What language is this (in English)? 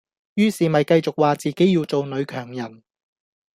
Cantonese